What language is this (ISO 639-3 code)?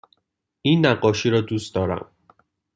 fas